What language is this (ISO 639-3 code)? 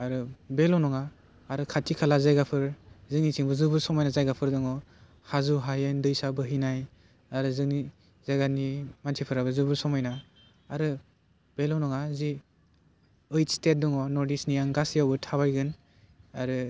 brx